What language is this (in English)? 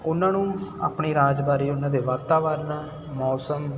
Punjabi